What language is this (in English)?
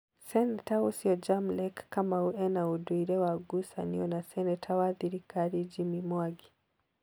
Kikuyu